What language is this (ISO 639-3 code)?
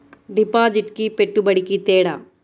tel